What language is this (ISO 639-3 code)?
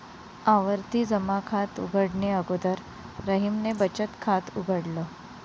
mar